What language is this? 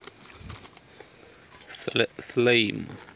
Russian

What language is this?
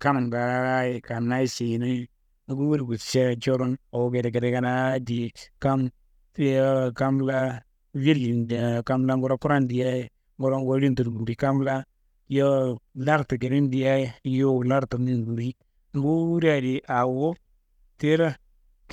Kanembu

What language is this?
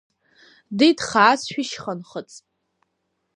Abkhazian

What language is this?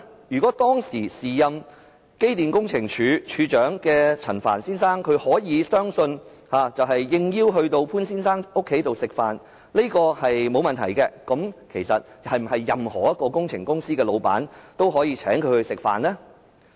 Cantonese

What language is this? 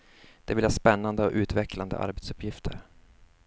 Swedish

